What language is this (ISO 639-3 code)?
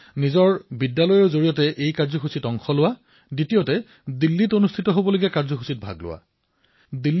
asm